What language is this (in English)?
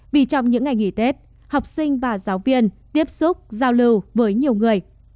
Vietnamese